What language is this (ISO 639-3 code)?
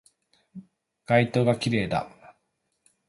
jpn